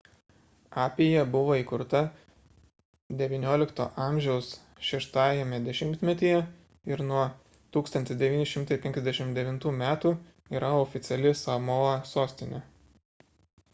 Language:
Lithuanian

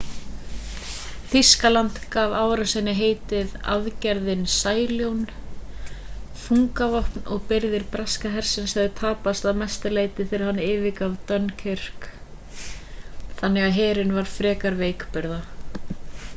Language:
Icelandic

